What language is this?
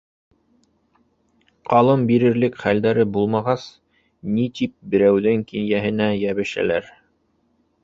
Bashkir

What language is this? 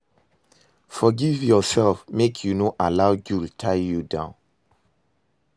Nigerian Pidgin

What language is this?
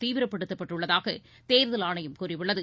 Tamil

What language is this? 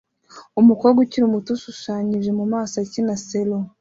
Kinyarwanda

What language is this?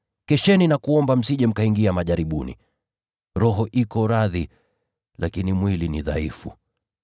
Swahili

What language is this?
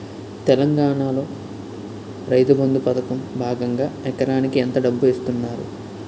Telugu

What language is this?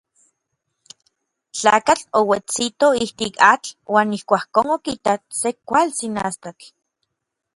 Orizaba Nahuatl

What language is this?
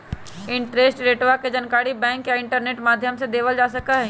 Magahi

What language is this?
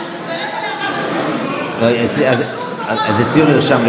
Hebrew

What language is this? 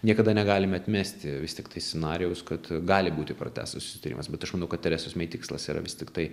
Lithuanian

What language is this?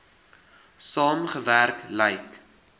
Afrikaans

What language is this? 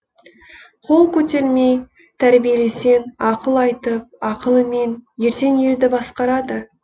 Kazakh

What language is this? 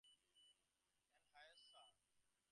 English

